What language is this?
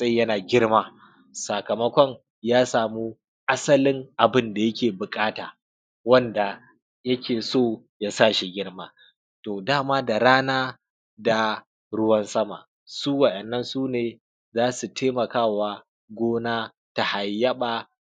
Hausa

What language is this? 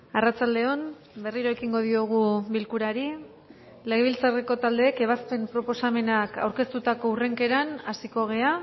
Basque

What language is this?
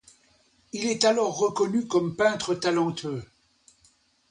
French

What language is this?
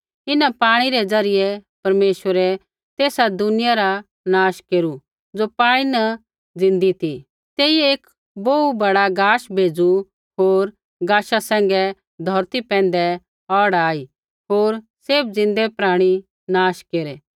Kullu Pahari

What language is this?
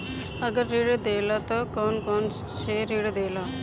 Bhojpuri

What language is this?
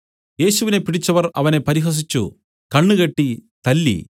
Malayalam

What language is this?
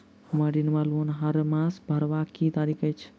Maithili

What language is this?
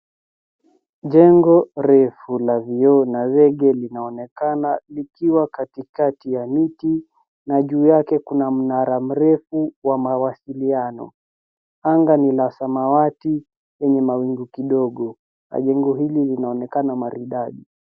Swahili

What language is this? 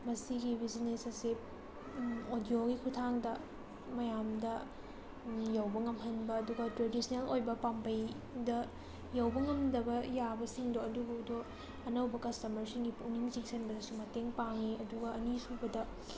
Manipuri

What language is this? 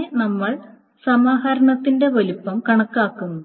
Malayalam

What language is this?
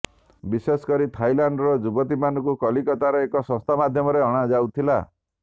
Odia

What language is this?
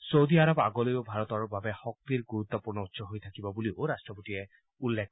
Assamese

